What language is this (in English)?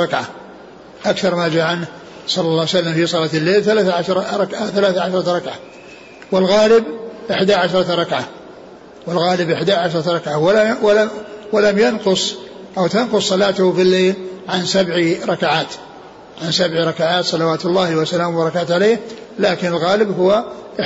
Arabic